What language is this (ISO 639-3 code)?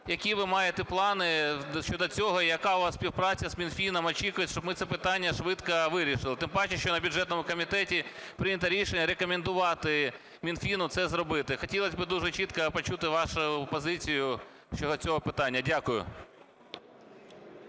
ukr